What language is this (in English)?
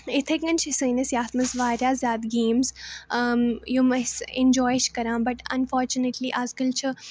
Kashmiri